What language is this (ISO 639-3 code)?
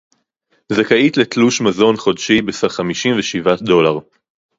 heb